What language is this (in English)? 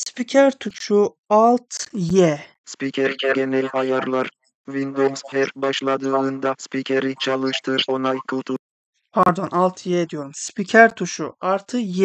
Turkish